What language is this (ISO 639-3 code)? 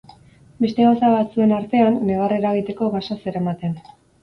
eus